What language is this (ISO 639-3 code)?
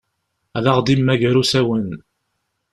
kab